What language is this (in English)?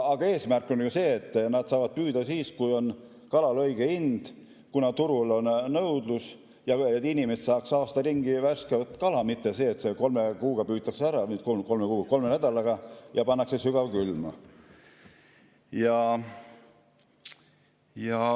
Estonian